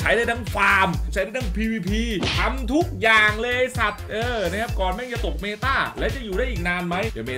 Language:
Thai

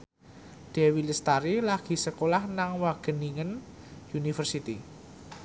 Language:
Javanese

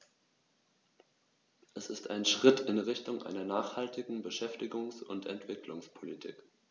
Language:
German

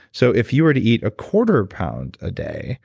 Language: English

